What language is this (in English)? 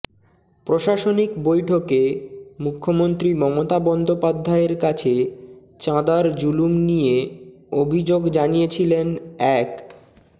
Bangla